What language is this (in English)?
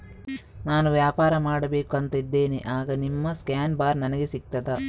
Kannada